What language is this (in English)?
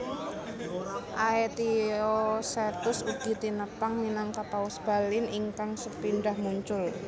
Javanese